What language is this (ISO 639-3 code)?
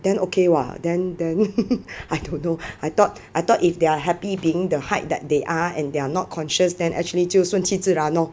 eng